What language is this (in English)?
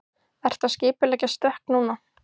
Icelandic